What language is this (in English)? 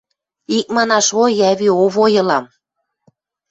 Western Mari